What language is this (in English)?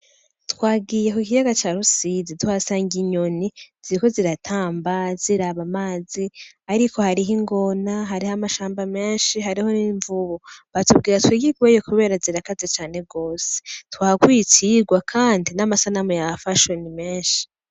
Rundi